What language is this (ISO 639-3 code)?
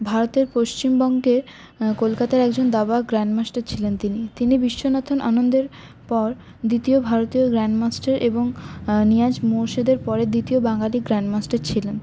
ben